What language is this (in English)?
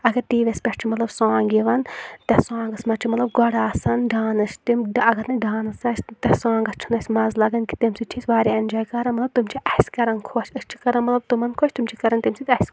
Kashmiri